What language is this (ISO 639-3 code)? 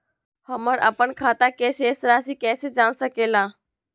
mag